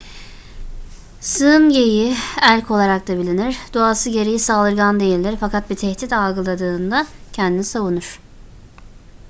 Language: Turkish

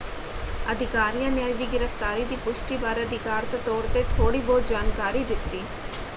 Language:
Punjabi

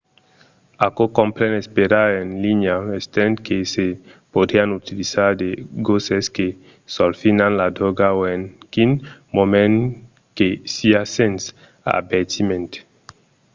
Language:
Occitan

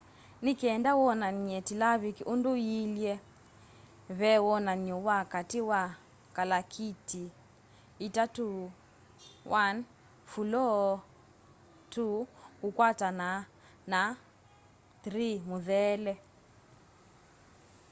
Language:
Kamba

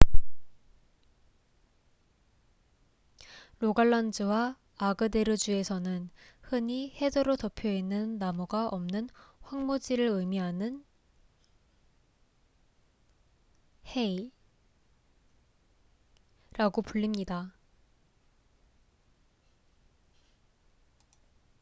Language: Korean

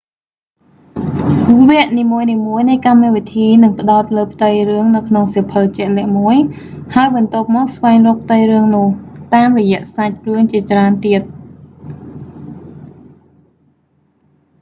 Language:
Khmer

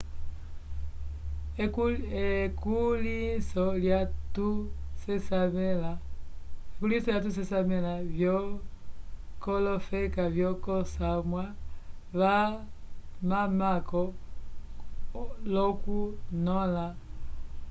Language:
Umbundu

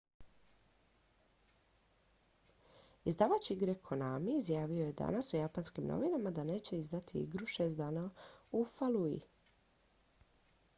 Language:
Croatian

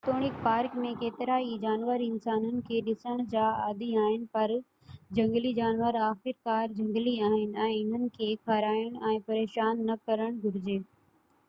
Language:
Sindhi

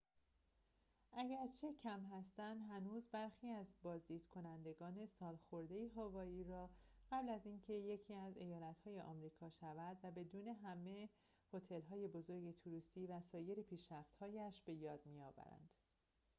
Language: Persian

